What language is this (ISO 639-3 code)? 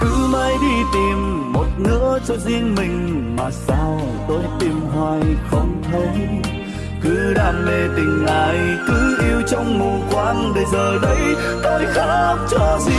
vie